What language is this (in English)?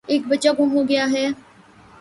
Urdu